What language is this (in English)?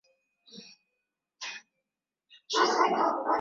Swahili